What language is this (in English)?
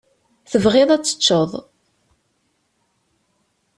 Kabyle